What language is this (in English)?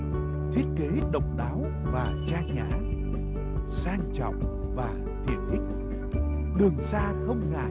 Vietnamese